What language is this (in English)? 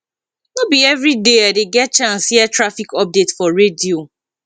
Nigerian Pidgin